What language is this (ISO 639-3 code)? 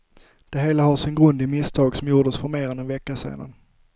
swe